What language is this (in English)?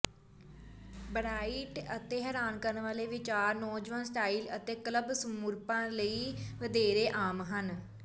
Punjabi